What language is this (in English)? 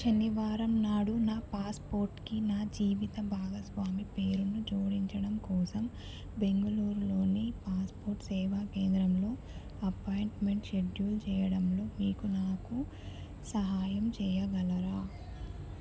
Telugu